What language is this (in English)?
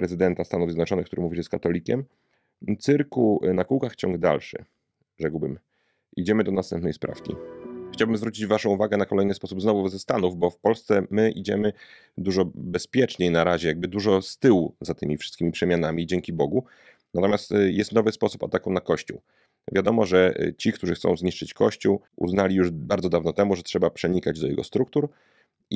Polish